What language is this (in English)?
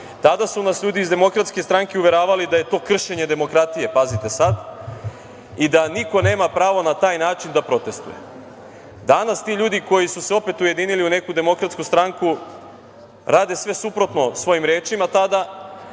Serbian